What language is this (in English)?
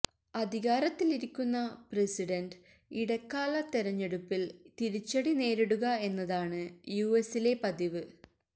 Malayalam